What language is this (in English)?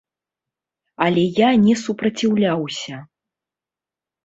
Belarusian